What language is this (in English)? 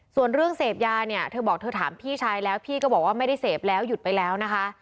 Thai